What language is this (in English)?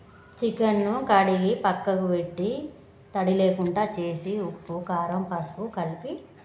Telugu